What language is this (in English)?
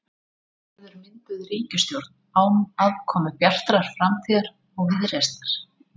Icelandic